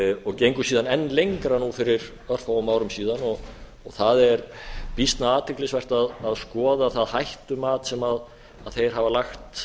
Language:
Icelandic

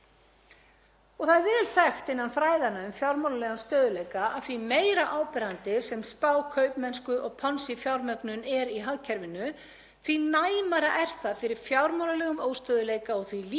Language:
Icelandic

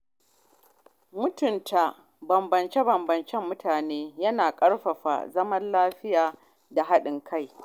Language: Hausa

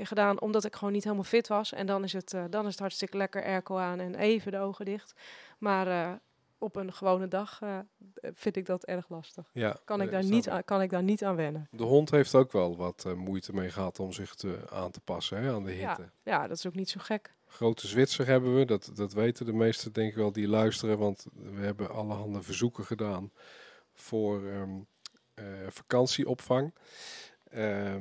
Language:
Dutch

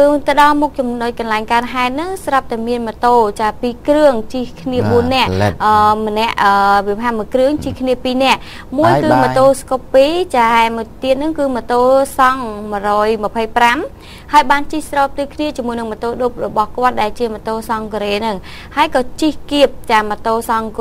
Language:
Thai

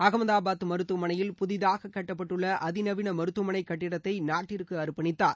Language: Tamil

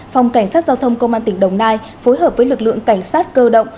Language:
Vietnamese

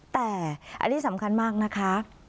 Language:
Thai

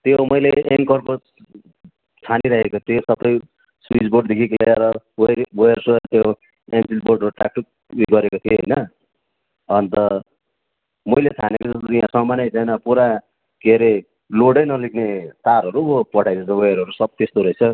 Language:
Nepali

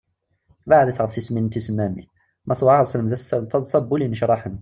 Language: Kabyle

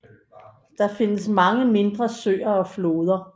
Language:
Danish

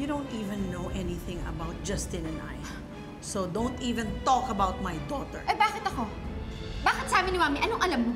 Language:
Filipino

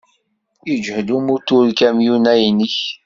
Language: Kabyle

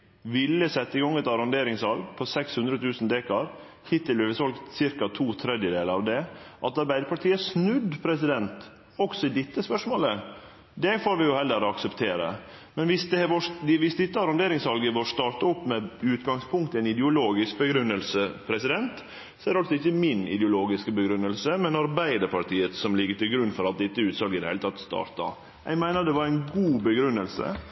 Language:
Norwegian Nynorsk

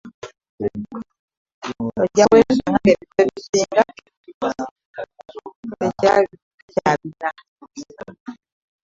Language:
Ganda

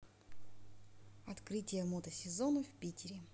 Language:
Russian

